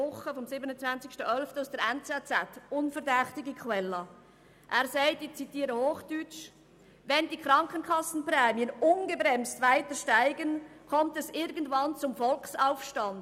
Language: Swiss German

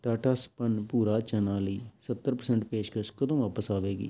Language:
Punjabi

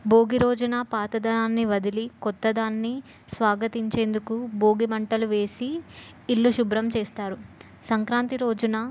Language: Telugu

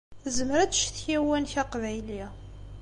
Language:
Kabyle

